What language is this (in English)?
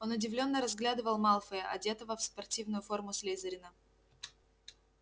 Russian